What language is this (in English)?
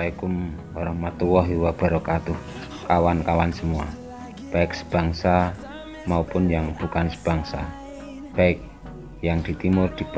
Indonesian